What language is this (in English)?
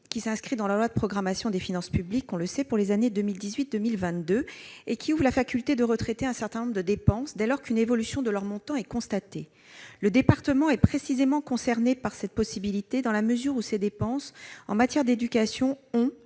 French